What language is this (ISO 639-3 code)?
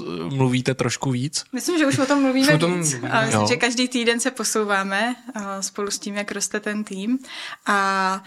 ces